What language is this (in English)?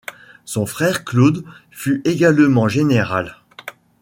French